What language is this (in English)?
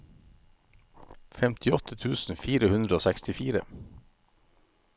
Norwegian